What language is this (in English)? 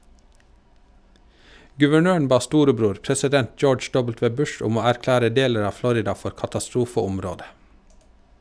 Norwegian